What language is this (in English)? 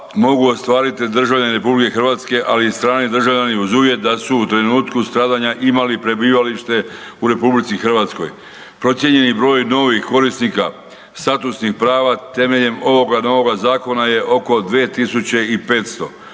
Croatian